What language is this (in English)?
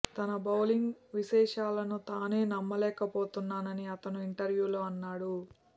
Telugu